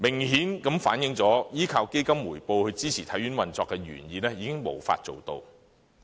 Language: Cantonese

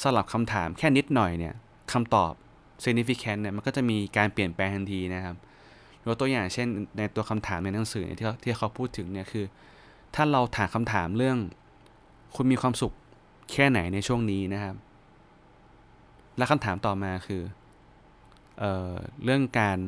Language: Thai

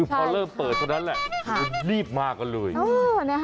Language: Thai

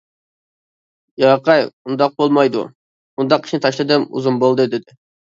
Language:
Uyghur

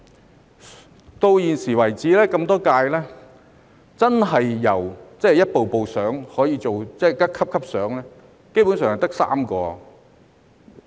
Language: Cantonese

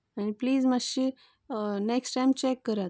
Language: Konkani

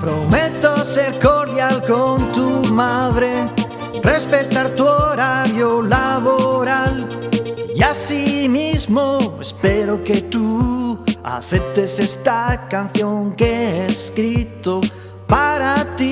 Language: Spanish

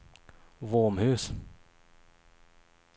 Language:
Swedish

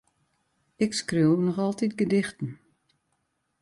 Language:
Western Frisian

